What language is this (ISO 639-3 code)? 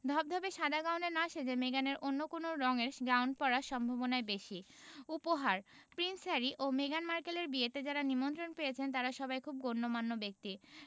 ben